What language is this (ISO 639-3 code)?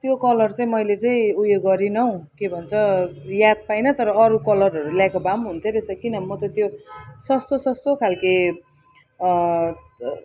nep